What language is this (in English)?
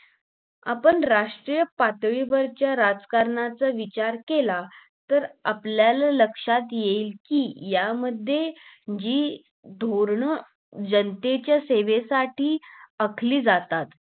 Marathi